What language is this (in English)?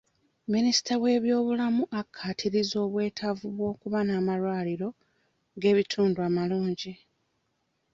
Ganda